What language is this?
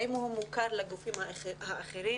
Hebrew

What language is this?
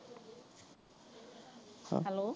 Punjabi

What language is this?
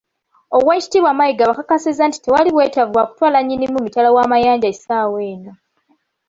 Ganda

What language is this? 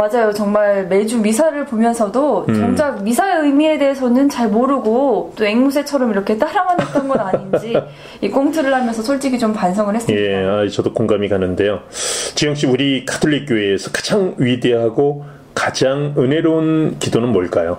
Korean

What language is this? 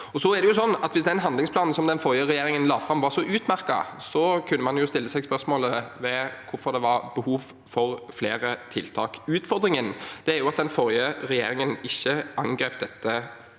Norwegian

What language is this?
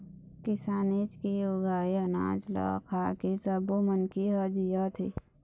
Chhattisgarhi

